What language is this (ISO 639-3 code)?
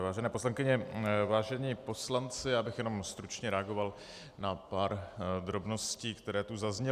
ces